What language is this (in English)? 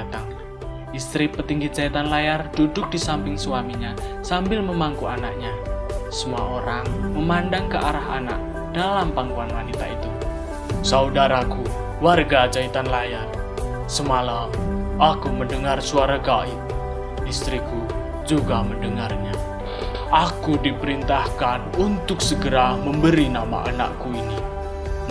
Indonesian